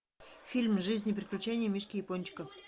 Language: Russian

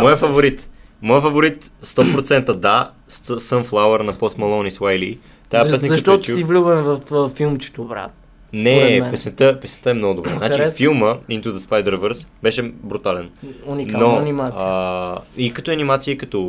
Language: Bulgarian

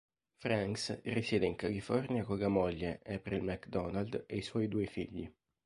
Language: Italian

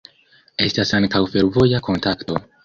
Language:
Esperanto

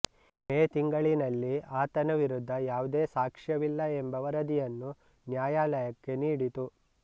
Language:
Kannada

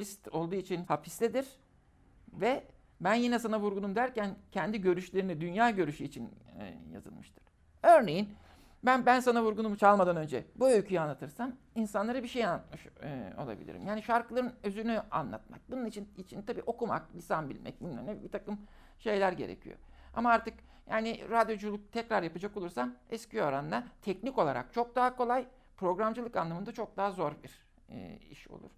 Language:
Turkish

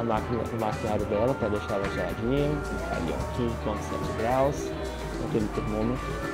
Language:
Portuguese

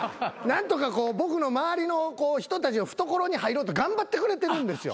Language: Japanese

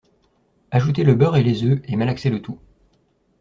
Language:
French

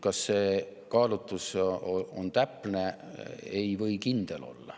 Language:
Estonian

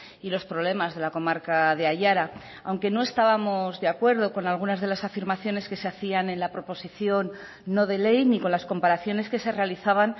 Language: Spanish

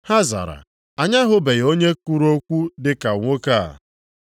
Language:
Igbo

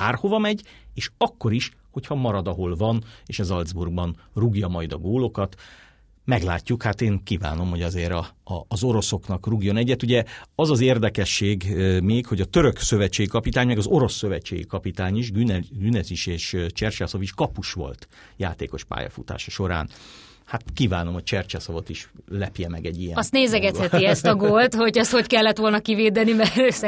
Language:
Hungarian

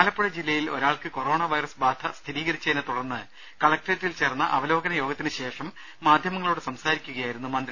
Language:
Malayalam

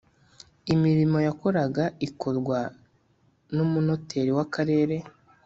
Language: Kinyarwanda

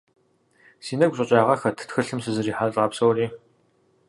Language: Kabardian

